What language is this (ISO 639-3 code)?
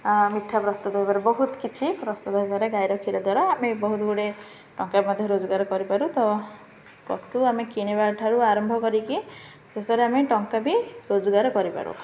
ori